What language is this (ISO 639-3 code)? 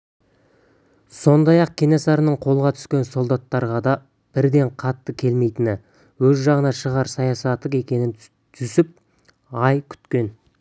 kaz